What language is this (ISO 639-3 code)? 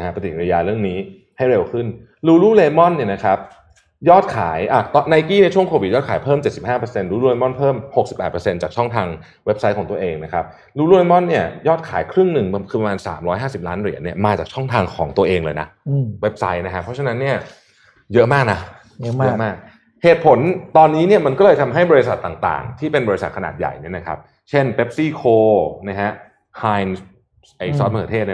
tha